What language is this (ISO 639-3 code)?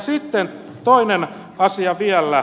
fin